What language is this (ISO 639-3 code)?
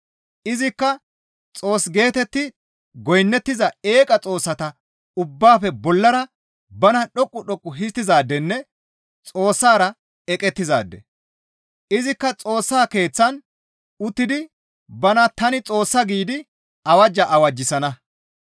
gmv